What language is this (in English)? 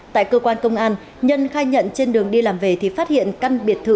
Vietnamese